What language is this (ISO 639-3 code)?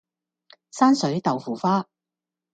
yue